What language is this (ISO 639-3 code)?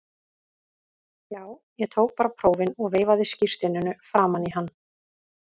isl